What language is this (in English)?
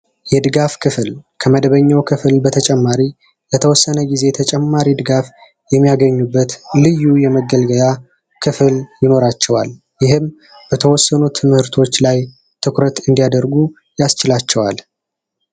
Amharic